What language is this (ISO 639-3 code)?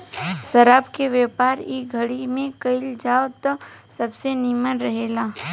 bho